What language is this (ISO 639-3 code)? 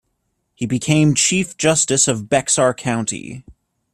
eng